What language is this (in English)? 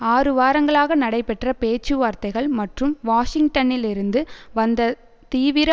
Tamil